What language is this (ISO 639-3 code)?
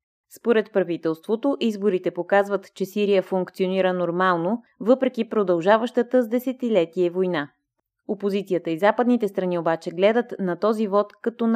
bul